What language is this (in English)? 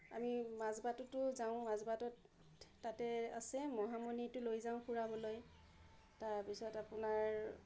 Assamese